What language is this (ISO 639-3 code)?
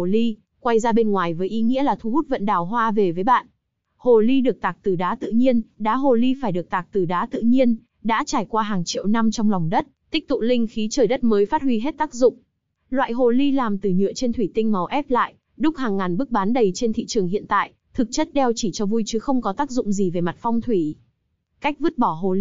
vie